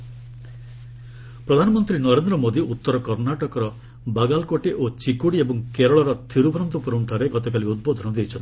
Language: Odia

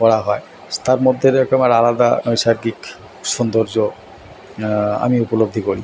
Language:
Bangla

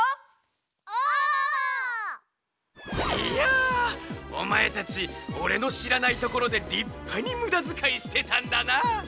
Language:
Japanese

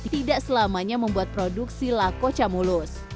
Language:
Indonesian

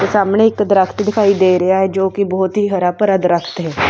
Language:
Punjabi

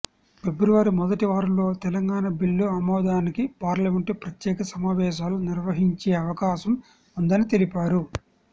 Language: Telugu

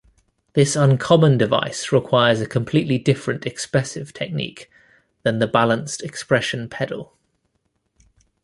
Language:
English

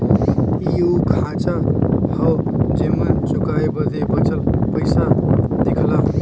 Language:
Bhojpuri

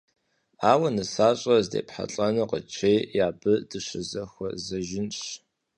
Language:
Kabardian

